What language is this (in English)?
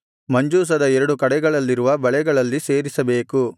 Kannada